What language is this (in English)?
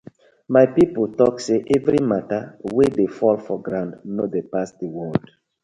Nigerian Pidgin